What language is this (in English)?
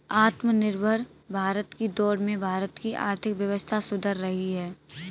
Hindi